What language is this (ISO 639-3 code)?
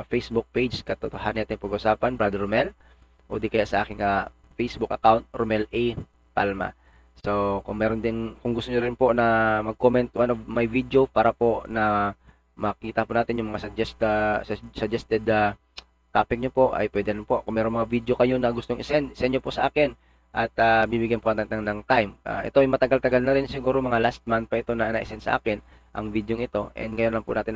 fil